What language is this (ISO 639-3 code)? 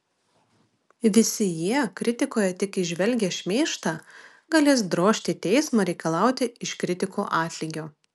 lit